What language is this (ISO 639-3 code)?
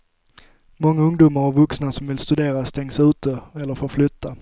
swe